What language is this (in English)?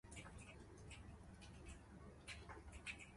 Chinese